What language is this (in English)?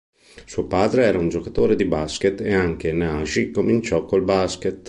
Italian